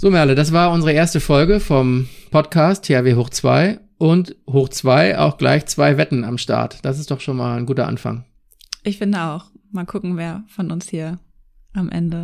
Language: German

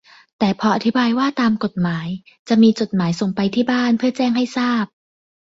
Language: Thai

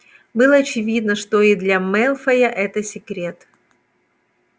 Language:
Russian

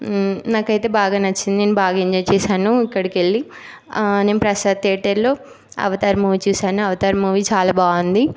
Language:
Telugu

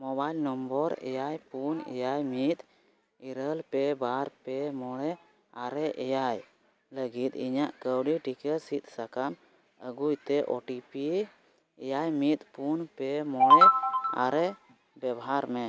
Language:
Santali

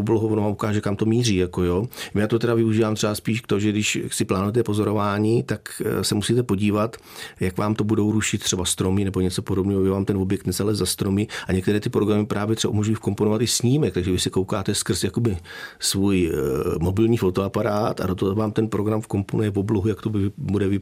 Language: Czech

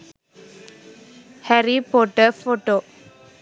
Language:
Sinhala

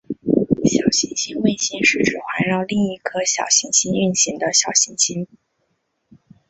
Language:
Chinese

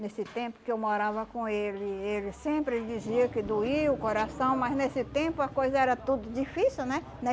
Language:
Portuguese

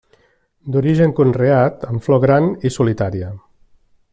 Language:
Catalan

